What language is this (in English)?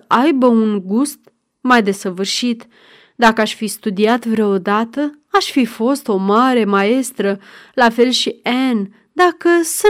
Romanian